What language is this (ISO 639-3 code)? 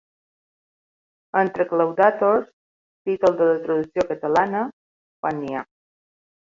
cat